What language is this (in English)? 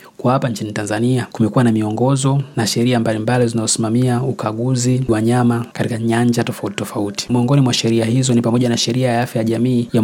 Swahili